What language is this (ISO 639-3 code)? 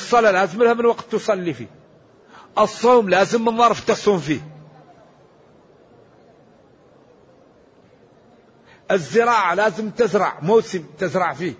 ara